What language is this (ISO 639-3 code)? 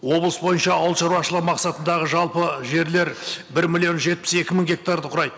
kaz